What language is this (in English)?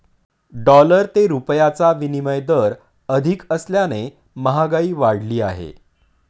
Marathi